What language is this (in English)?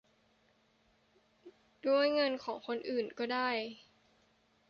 Thai